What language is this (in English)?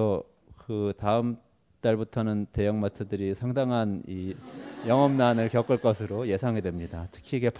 Korean